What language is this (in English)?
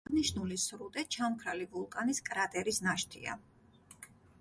Georgian